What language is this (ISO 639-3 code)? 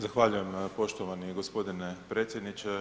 hrv